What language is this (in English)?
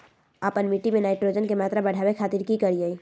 Magahi